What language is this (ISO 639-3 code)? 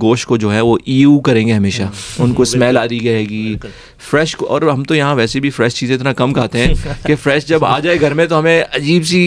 urd